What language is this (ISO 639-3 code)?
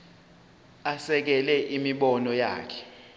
zul